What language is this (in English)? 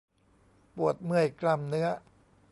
Thai